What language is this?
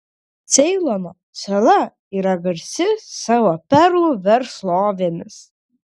Lithuanian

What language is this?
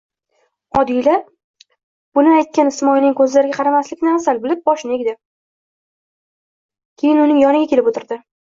Uzbek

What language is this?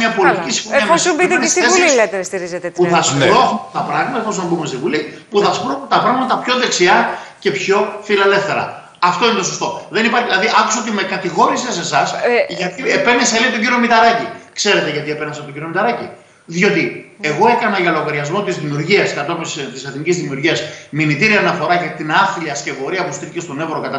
Greek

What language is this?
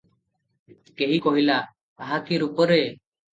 Odia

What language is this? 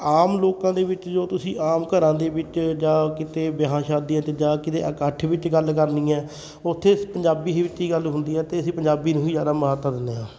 Punjabi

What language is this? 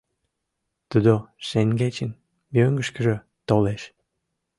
Mari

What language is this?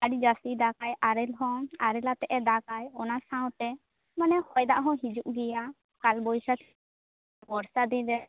Santali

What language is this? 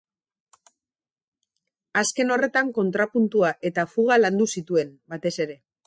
Basque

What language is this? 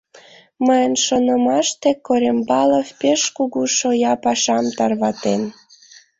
Mari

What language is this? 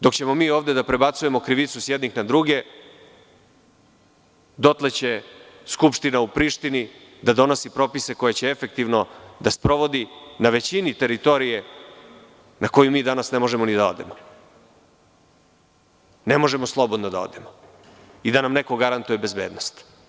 Serbian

